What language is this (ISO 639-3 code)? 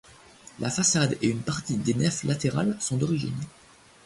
fra